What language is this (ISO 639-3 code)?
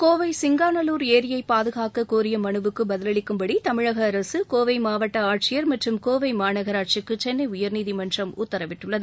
tam